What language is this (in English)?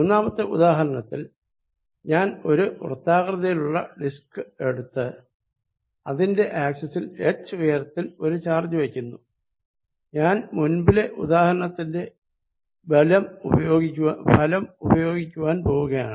Malayalam